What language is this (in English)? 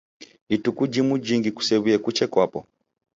Taita